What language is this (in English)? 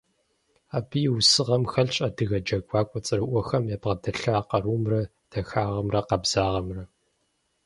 Kabardian